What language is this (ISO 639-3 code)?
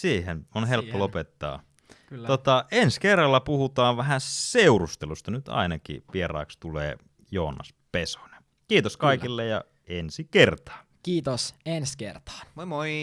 fin